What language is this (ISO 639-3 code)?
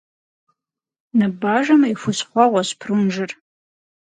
kbd